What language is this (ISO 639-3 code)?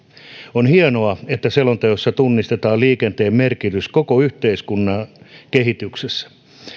fin